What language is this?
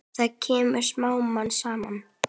Icelandic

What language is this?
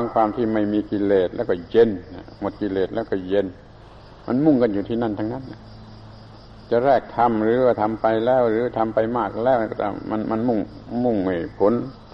Thai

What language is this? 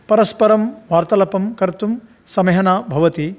Sanskrit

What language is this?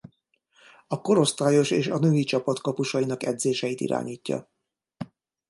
Hungarian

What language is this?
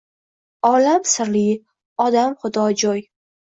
Uzbek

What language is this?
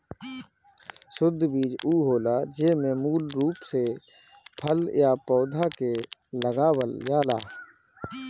Bhojpuri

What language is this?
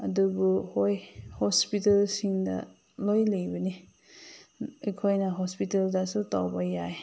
Manipuri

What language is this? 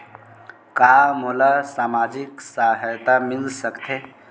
Chhattisgarhi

